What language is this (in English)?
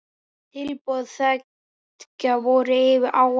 Icelandic